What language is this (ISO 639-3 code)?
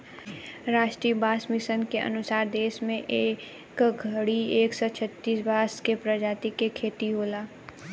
bho